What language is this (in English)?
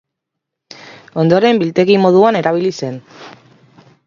Basque